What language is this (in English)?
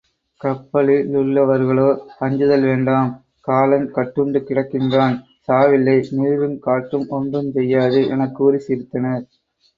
Tamil